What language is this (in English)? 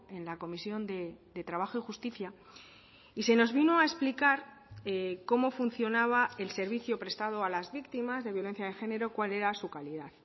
Spanish